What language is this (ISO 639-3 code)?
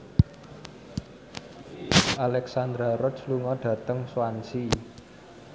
jav